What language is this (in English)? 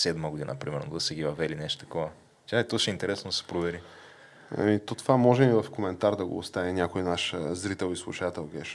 Bulgarian